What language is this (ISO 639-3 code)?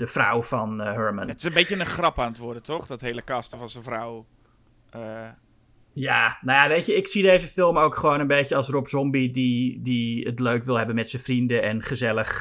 nld